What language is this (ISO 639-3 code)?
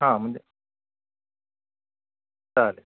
mar